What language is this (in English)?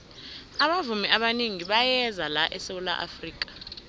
South Ndebele